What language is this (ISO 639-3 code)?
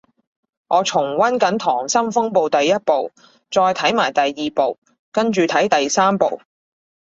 yue